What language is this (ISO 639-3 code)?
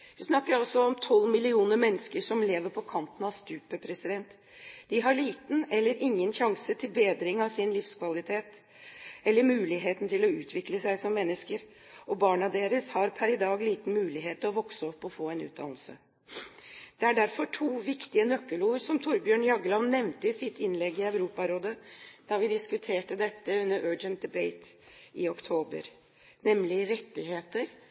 nob